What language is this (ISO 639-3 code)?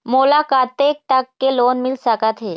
hne